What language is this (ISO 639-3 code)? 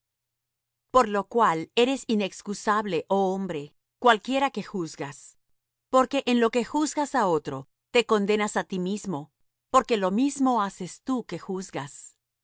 spa